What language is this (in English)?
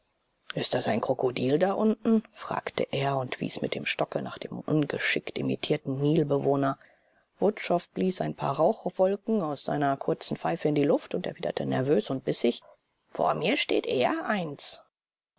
German